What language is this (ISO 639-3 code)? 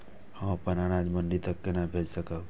mai